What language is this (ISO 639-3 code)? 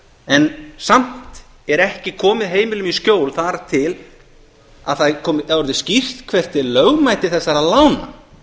isl